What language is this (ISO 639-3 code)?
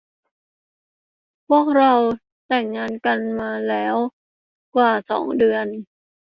tha